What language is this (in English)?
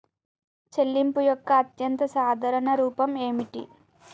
Telugu